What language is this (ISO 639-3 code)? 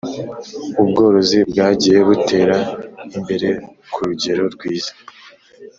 kin